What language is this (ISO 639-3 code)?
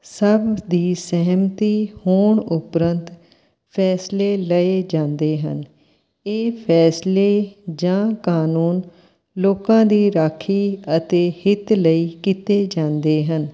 pan